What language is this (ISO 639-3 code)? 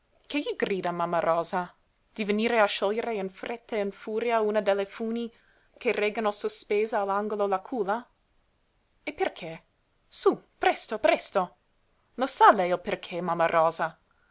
ita